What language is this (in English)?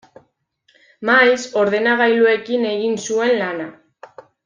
Basque